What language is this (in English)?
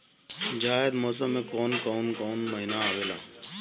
Bhojpuri